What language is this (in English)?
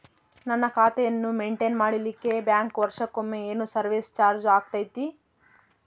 Kannada